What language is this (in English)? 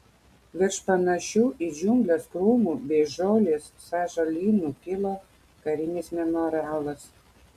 Lithuanian